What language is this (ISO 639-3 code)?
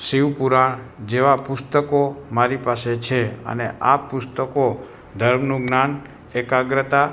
guj